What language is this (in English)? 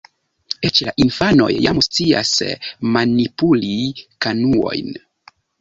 Esperanto